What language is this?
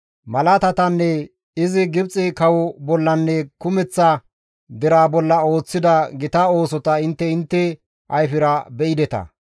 Gamo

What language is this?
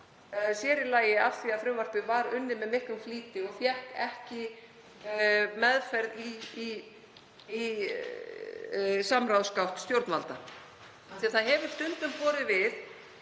Icelandic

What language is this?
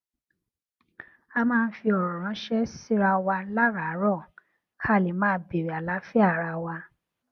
Yoruba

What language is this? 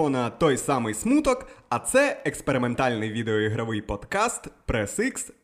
Ukrainian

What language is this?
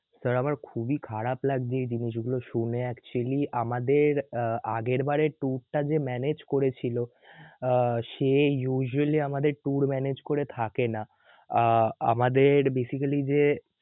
Bangla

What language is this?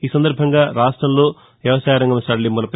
Telugu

